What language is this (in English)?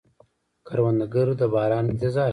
Pashto